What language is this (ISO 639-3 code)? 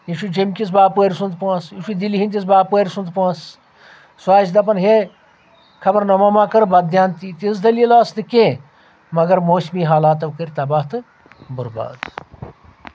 kas